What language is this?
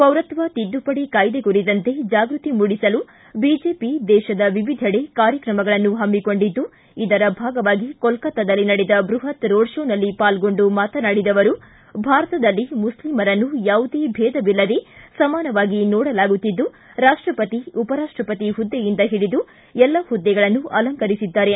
Kannada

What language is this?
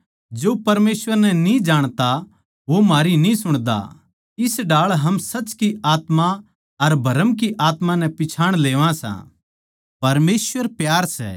Haryanvi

